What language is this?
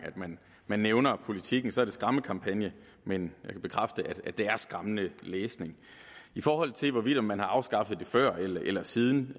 Danish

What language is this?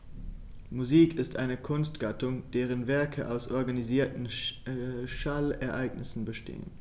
German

